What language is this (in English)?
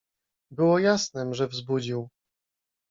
Polish